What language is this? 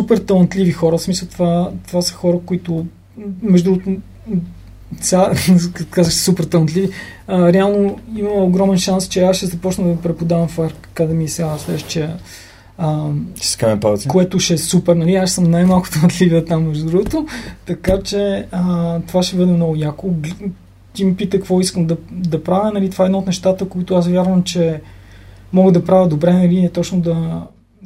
Bulgarian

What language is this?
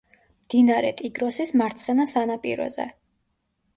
Georgian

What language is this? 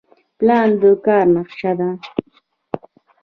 Pashto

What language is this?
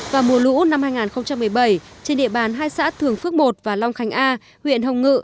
Vietnamese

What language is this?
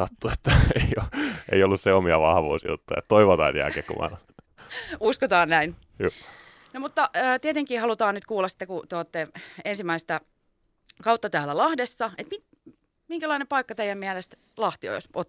Finnish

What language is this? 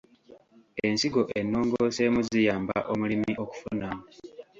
Ganda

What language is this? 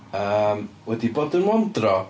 Welsh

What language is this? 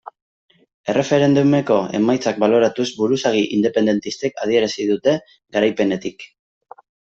Basque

